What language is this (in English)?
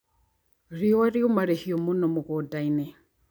Kikuyu